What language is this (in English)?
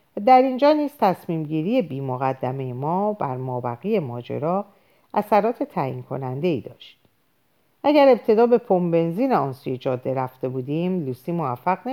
Persian